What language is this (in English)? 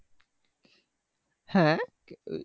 Bangla